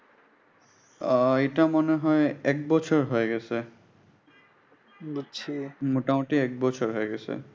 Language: Bangla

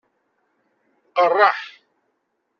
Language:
Kabyle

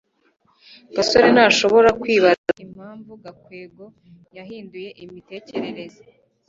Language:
Kinyarwanda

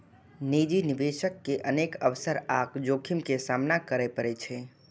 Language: Maithili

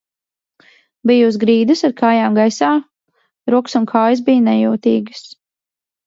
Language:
Latvian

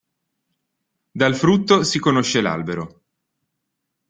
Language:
Italian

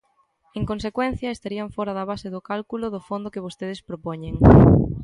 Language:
Galician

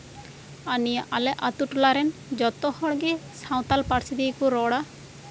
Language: Santali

